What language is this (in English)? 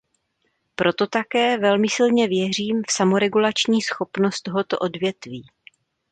Czech